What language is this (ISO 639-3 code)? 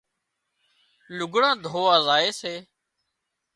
kxp